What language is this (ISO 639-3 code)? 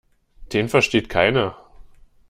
deu